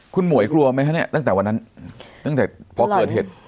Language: Thai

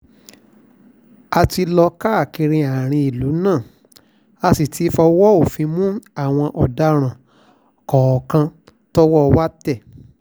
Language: Yoruba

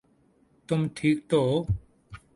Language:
Urdu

